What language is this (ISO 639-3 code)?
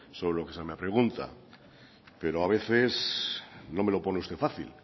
spa